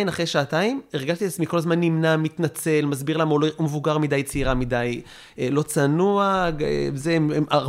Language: Hebrew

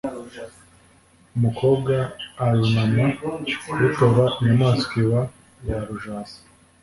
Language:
Kinyarwanda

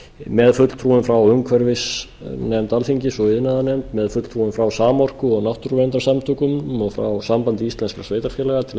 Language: Icelandic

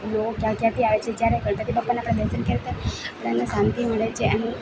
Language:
Gujarati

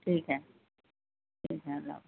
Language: Urdu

